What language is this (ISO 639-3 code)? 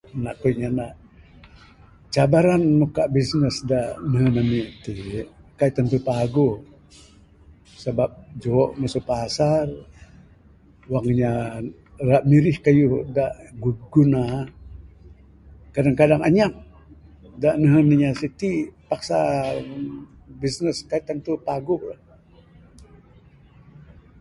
sdo